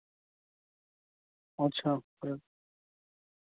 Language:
Urdu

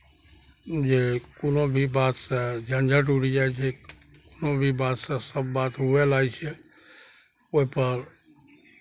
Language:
Maithili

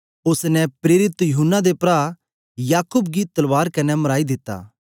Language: Dogri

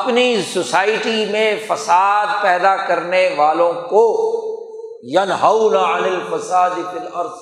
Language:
Urdu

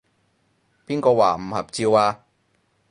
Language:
Cantonese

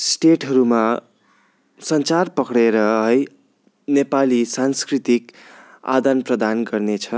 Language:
Nepali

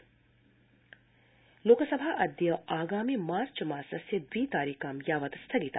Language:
Sanskrit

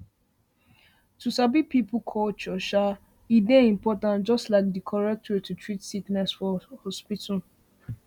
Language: Nigerian Pidgin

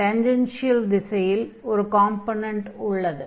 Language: Tamil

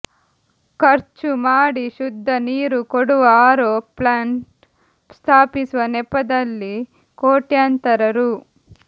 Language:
Kannada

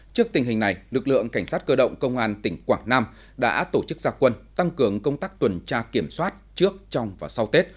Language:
Vietnamese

